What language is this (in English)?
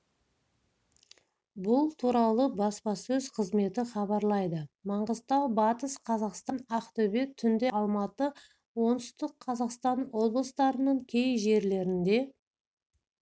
Kazakh